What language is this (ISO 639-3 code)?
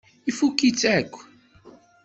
kab